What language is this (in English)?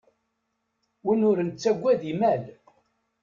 Kabyle